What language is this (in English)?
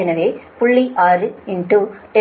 Tamil